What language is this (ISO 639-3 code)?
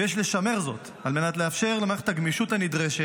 heb